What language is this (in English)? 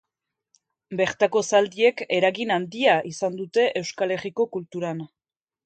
Basque